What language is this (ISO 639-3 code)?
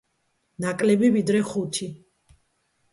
kat